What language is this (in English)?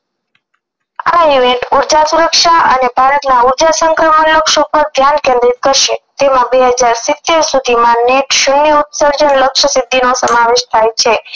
Gujarati